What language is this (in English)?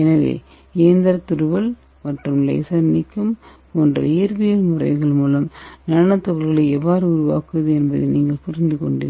Tamil